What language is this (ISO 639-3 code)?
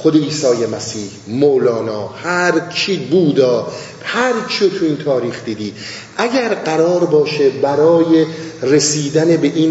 fas